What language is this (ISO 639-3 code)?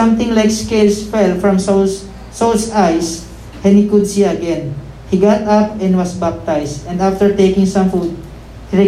fil